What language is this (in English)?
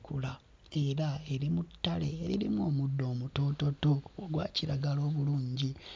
Ganda